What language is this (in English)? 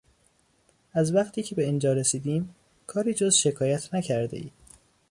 Persian